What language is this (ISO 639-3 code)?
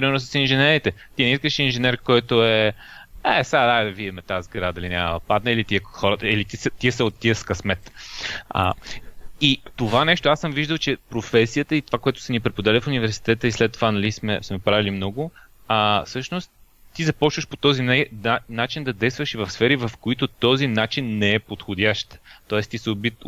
bul